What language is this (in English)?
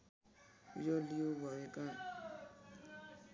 Nepali